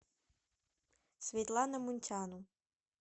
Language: Russian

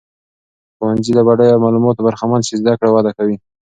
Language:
Pashto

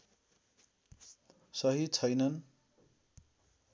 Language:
Nepali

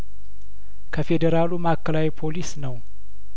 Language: Amharic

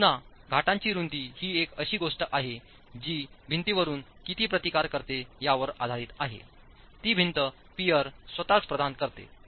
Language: Marathi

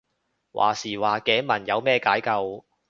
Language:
Cantonese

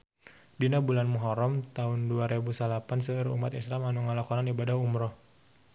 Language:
Sundanese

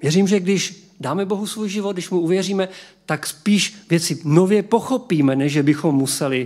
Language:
Czech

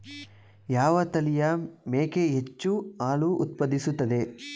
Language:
Kannada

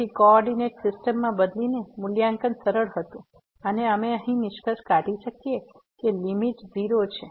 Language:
Gujarati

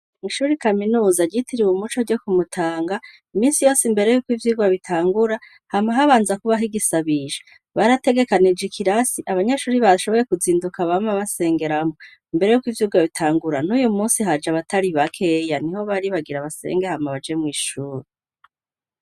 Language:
Rundi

